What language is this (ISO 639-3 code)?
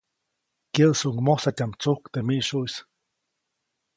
zoc